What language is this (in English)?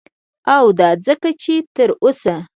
Pashto